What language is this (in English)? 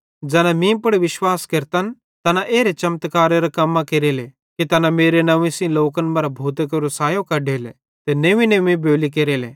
Bhadrawahi